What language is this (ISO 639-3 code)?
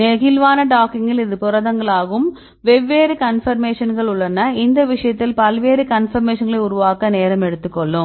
tam